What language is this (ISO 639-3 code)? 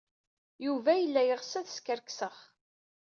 kab